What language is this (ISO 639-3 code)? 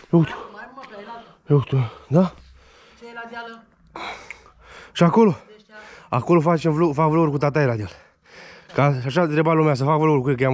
ron